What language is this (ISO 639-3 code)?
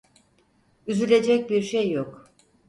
tur